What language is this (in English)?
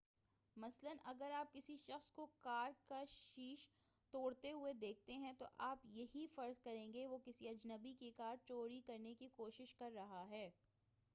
Urdu